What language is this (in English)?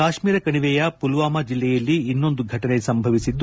Kannada